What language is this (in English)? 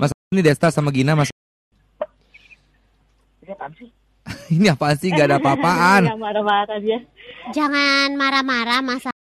Indonesian